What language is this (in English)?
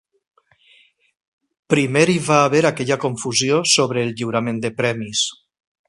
Catalan